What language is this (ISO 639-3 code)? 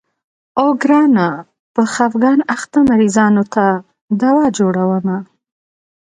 pus